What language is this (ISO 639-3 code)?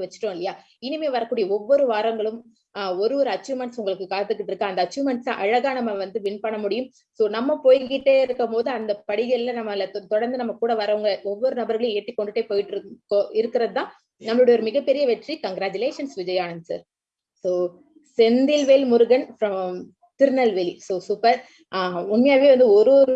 tam